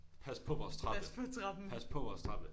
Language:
Danish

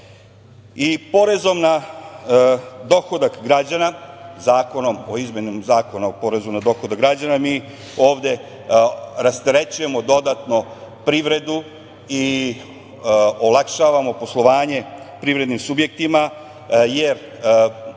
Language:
Serbian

